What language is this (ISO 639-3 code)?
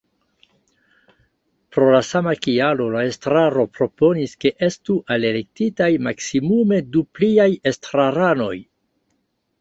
epo